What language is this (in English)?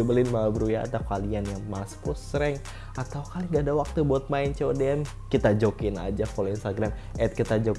Indonesian